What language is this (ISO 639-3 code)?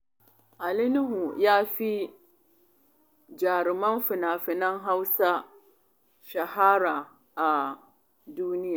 hau